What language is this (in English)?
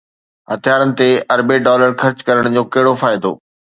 Sindhi